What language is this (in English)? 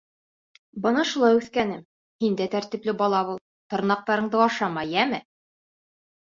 Bashkir